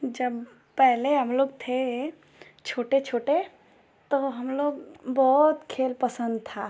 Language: Hindi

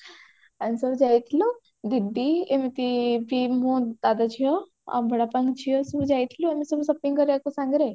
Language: Odia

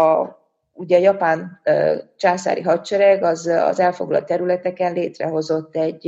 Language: Hungarian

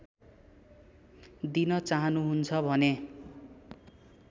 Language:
Nepali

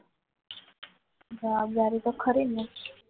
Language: Gujarati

